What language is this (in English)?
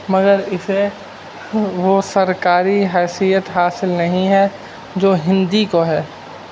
Urdu